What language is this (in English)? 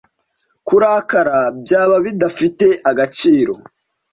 Kinyarwanda